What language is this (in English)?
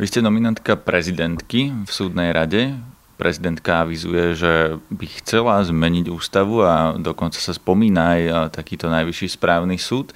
Slovak